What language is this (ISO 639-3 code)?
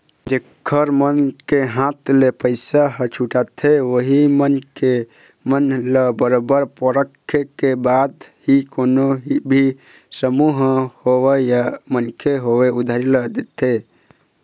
hne